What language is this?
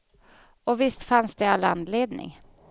Swedish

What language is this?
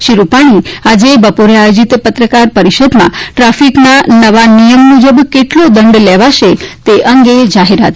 Gujarati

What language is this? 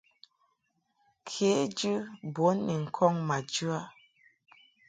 Mungaka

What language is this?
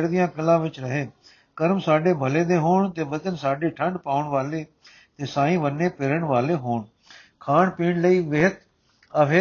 Punjabi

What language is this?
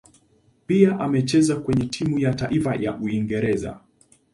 Swahili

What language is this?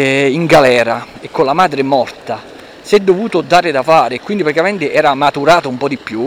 Italian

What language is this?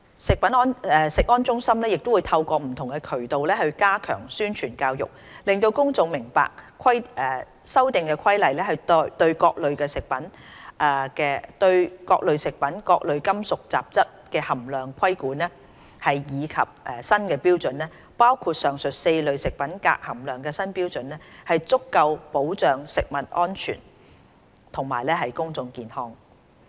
Cantonese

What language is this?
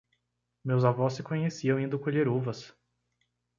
Portuguese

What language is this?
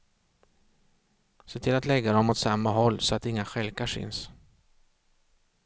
Swedish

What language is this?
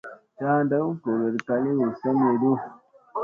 Musey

